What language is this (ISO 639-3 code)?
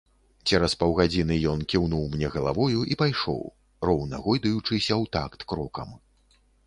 bel